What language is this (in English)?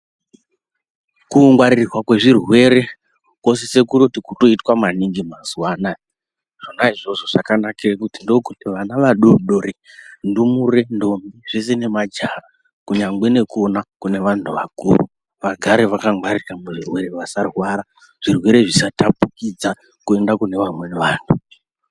Ndau